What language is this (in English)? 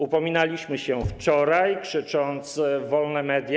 Polish